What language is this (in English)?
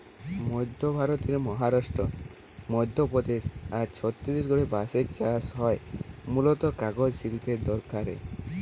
Bangla